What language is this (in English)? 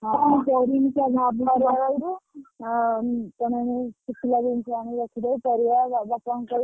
Odia